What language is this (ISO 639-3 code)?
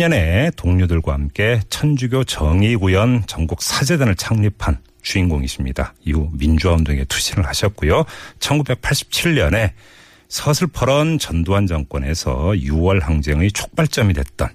kor